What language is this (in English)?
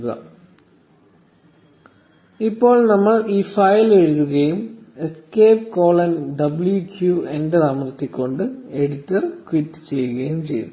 Malayalam